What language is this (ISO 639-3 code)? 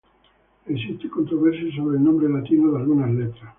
spa